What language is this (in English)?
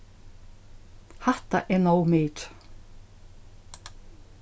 Faroese